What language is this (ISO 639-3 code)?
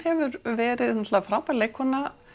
isl